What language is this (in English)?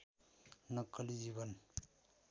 Nepali